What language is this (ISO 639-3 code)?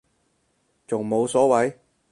yue